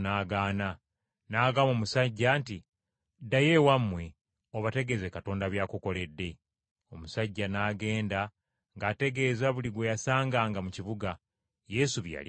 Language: Ganda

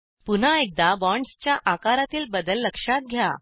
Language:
Marathi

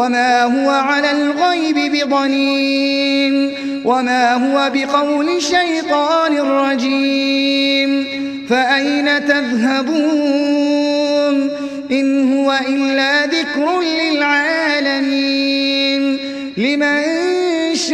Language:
Arabic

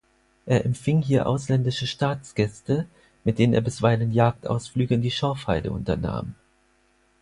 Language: German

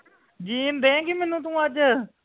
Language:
Punjabi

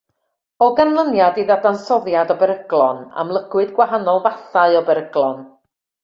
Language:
Welsh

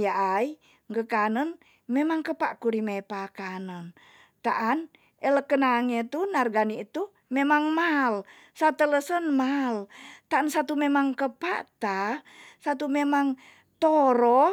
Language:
Tonsea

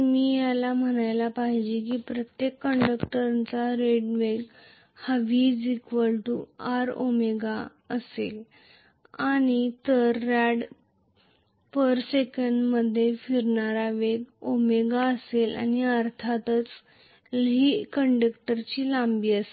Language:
Marathi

